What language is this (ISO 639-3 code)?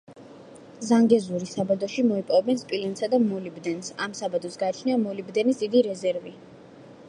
kat